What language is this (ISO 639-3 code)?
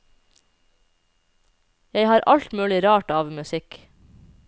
nor